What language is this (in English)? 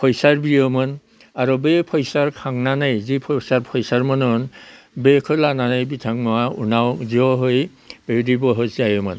Bodo